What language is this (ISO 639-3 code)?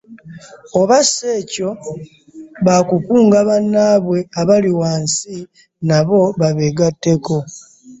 lug